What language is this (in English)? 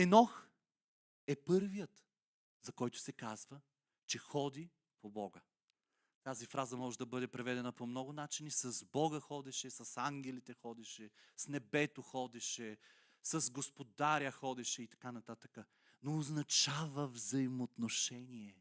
Bulgarian